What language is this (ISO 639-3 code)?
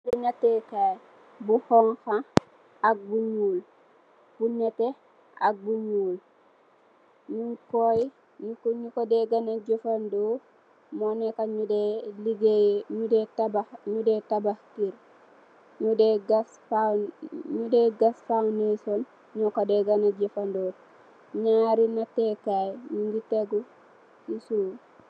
wol